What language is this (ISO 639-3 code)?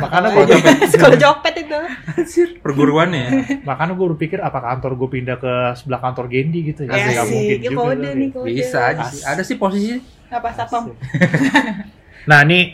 ind